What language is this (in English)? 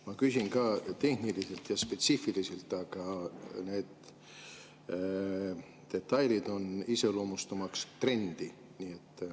Estonian